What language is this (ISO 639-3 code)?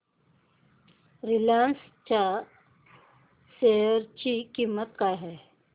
mar